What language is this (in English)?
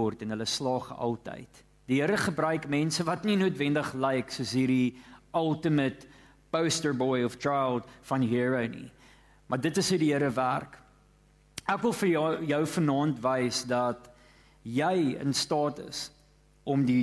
Dutch